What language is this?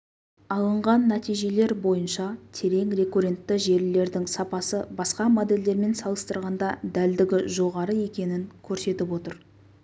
Kazakh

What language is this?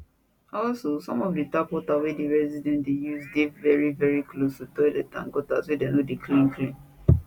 Nigerian Pidgin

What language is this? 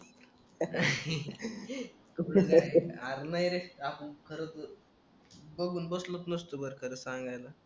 Marathi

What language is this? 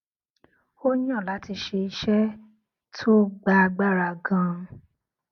Yoruba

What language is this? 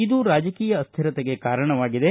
Kannada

